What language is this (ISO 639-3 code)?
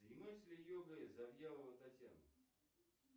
rus